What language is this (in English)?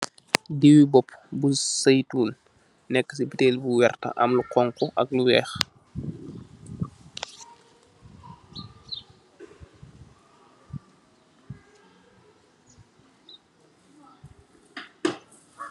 Wolof